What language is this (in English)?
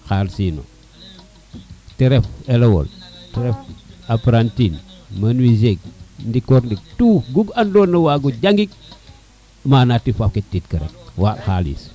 Serer